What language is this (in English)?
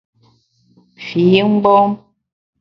Bamun